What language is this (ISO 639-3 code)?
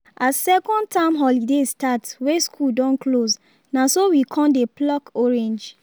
pcm